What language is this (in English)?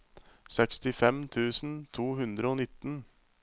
Norwegian